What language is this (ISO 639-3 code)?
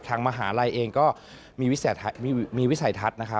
tha